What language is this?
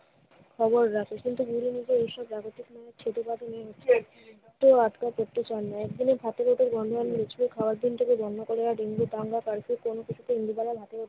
Bangla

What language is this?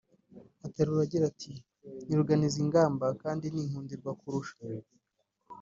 Kinyarwanda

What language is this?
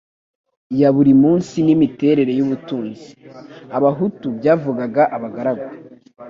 Kinyarwanda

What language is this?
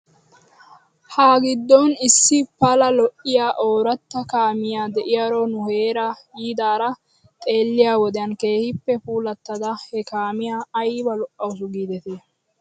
Wolaytta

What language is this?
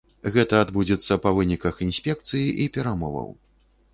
Belarusian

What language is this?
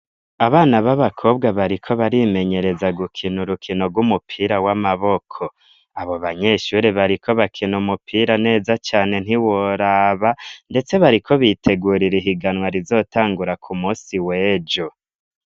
Rundi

